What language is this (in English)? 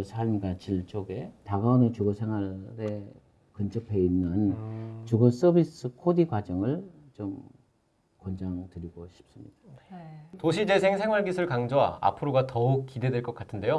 Korean